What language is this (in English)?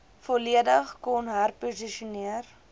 Afrikaans